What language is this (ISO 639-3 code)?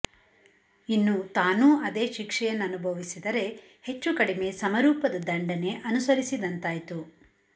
kan